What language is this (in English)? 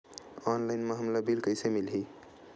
Chhattisgarhi